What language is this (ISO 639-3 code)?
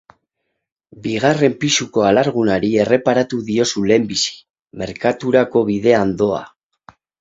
eus